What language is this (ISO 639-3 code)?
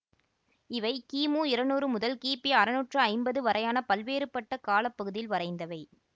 tam